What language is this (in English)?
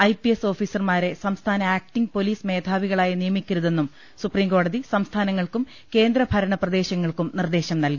Malayalam